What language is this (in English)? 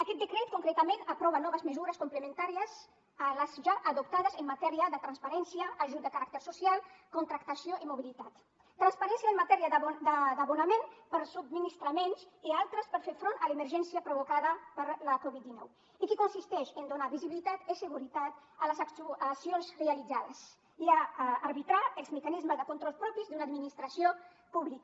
Catalan